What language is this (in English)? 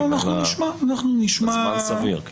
Hebrew